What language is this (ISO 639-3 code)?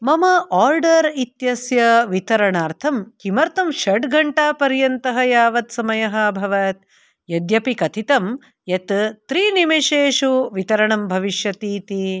san